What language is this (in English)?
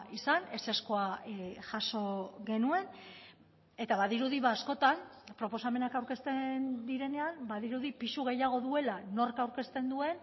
Basque